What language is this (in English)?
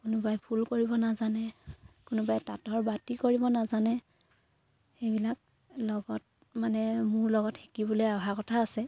Assamese